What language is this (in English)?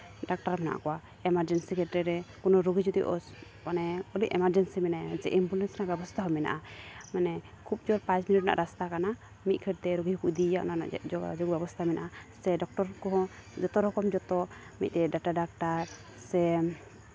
Santali